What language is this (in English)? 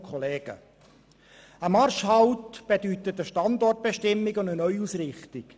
Swiss German